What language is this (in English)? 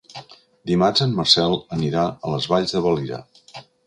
Catalan